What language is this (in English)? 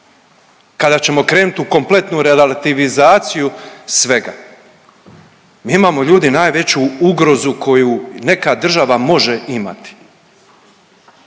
Croatian